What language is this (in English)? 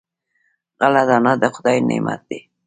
Pashto